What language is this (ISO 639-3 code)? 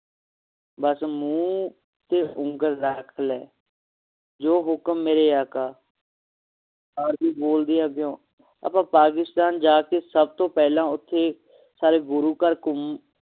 pan